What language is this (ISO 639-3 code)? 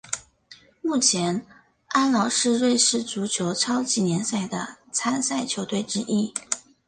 zho